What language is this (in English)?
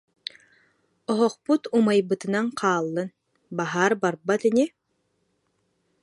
Yakut